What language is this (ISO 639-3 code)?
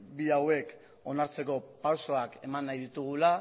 eus